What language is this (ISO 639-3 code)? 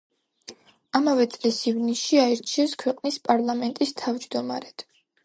kat